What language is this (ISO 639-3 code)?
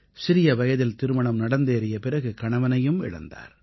tam